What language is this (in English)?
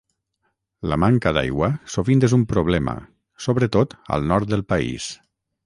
Catalan